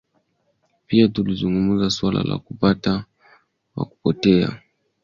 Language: Swahili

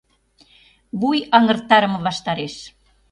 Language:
Mari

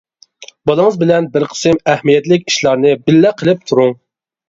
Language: Uyghur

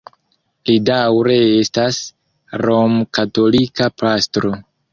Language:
Esperanto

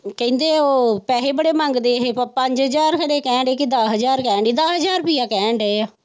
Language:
Punjabi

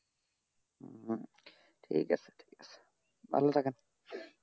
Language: Bangla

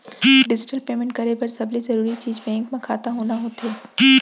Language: Chhattisgarhi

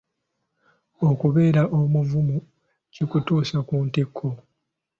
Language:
Ganda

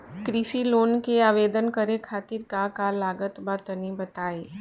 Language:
Bhojpuri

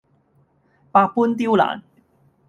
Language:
Cantonese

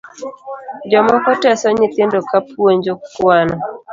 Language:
Luo (Kenya and Tanzania)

